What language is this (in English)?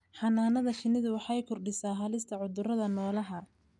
Somali